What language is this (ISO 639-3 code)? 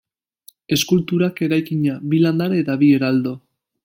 eus